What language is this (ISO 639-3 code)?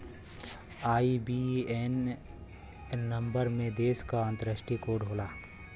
bho